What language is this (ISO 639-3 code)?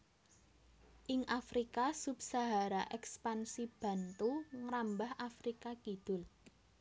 jav